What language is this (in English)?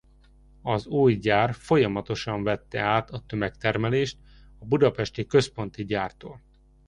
Hungarian